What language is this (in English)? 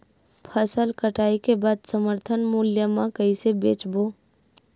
Chhattisgarhi